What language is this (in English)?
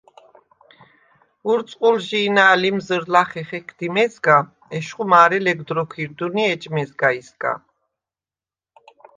Svan